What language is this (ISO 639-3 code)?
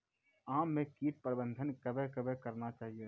mai